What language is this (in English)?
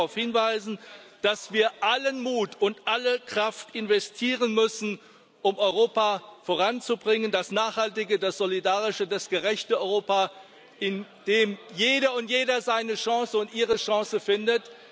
German